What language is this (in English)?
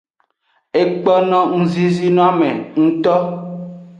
Aja (Benin)